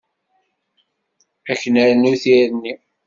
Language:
Kabyle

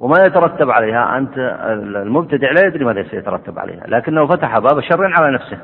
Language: Arabic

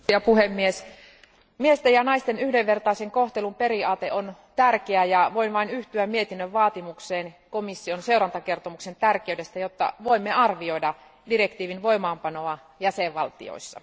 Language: Finnish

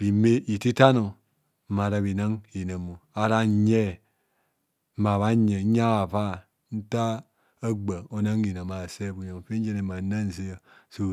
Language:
Kohumono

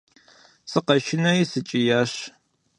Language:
Kabardian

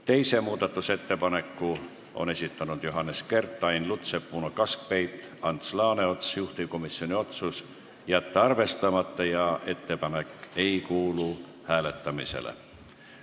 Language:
Estonian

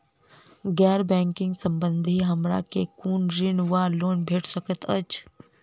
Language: Maithili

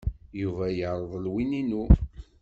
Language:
Kabyle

